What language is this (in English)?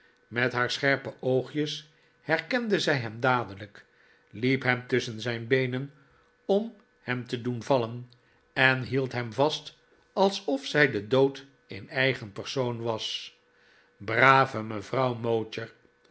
Dutch